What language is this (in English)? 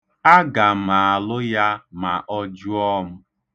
Igbo